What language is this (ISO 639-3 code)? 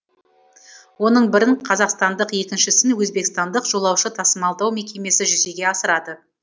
kaz